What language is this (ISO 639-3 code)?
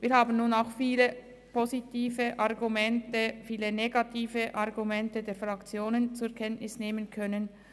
gsw